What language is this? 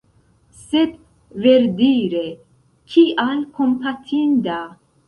Esperanto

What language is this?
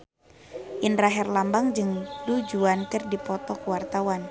Sundanese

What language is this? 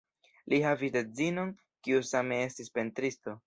Esperanto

